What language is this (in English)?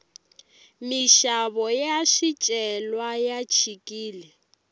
Tsonga